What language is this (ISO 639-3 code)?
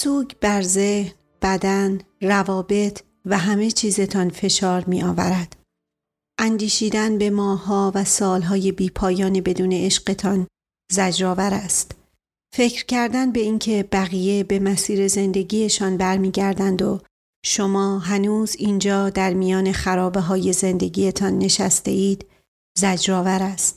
fas